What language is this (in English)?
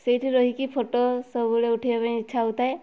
Odia